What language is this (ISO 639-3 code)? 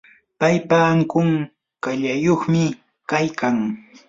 qur